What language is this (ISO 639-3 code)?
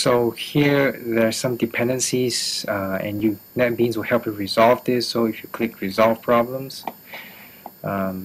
eng